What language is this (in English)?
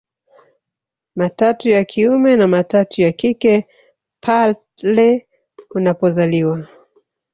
Swahili